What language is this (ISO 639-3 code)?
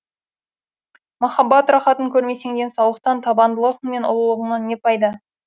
kaz